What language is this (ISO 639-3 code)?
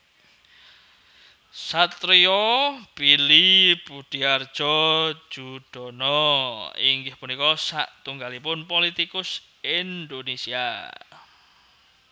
jav